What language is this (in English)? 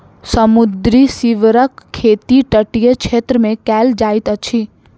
Maithili